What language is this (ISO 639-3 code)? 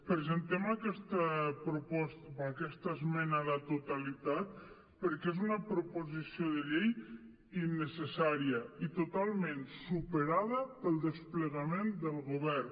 cat